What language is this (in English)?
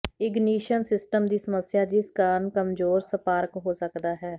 Punjabi